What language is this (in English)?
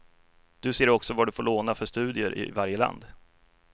Swedish